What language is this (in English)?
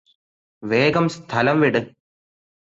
Malayalam